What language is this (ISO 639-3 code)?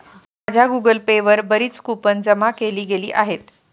mar